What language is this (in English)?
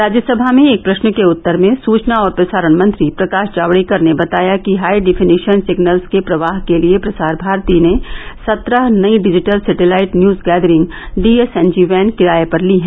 Hindi